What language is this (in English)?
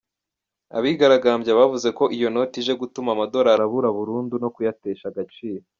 Kinyarwanda